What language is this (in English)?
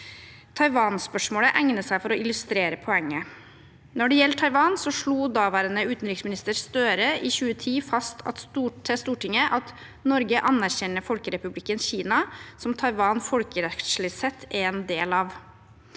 Norwegian